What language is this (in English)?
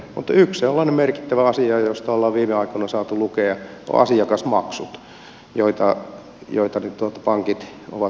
Finnish